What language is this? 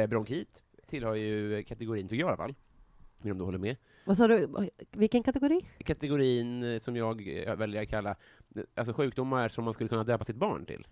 Swedish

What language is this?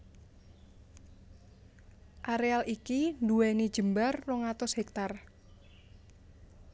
Javanese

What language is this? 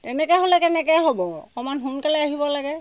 Assamese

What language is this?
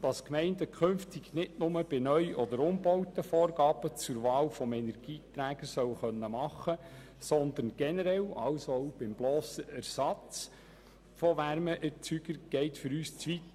Swiss German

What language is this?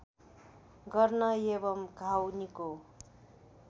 Nepali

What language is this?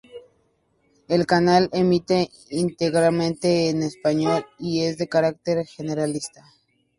Spanish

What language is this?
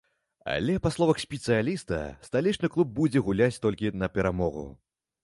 Belarusian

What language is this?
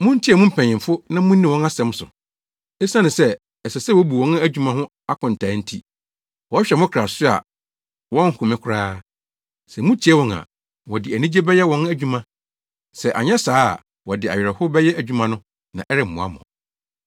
Akan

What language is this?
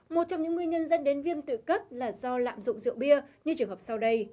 Vietnamese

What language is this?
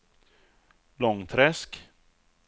Swedish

